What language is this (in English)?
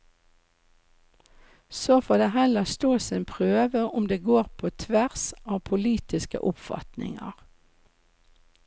Norwegian